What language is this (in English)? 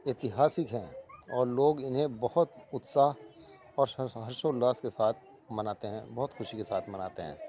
Urdu